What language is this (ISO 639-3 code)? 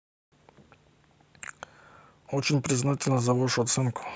rus